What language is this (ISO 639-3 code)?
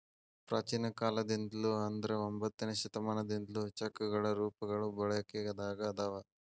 kan